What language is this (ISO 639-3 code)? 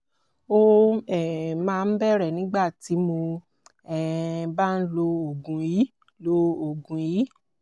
yor